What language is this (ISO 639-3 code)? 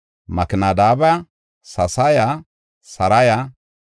gof